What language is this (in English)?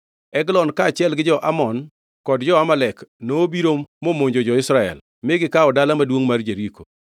Luo (Kenya and Tanzania)